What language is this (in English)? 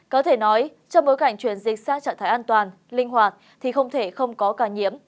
Vietnamese